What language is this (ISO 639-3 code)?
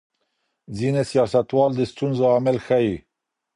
pus